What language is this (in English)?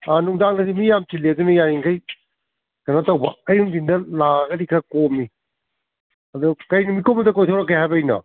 Manipuri